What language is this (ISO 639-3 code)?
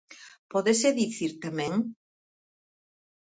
glg